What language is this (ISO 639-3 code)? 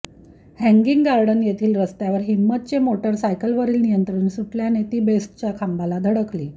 mar